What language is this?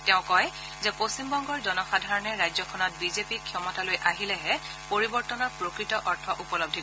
Assamese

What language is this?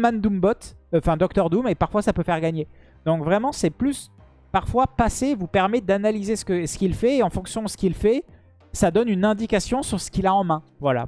French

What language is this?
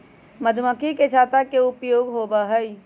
Magahi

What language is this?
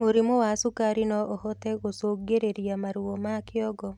Kikuyu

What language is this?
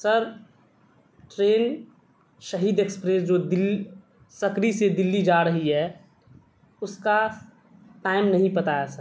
Urdu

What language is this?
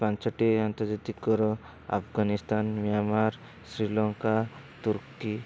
Odia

